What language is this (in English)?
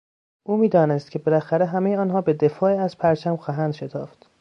Persian